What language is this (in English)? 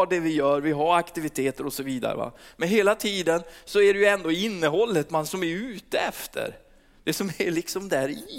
Swedish